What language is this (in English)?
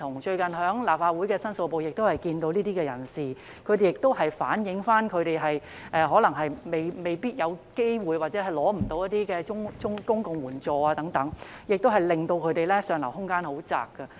Cantonese